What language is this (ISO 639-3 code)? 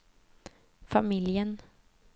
swe